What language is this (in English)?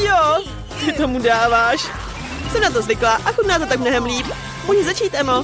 Czech